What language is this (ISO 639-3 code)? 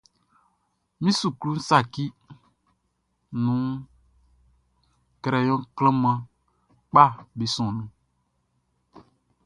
bci